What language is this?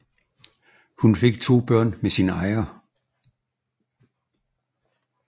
Danish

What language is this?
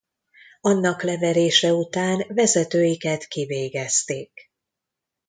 Hungarian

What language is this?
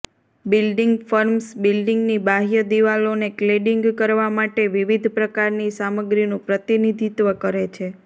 Gujarati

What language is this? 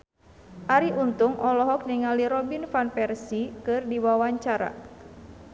Sundanese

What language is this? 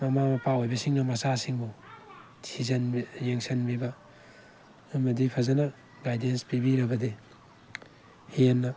Manipuri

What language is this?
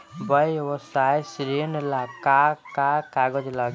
Bhojpuri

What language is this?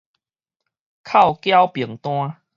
Min Nan Chinese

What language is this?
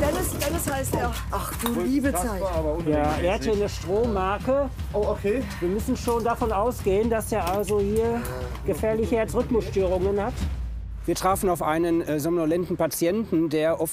German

